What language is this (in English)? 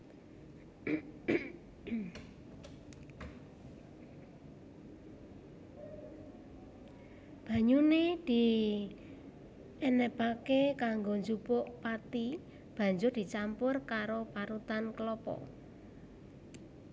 Javanese